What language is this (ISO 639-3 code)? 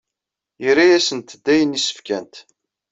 kab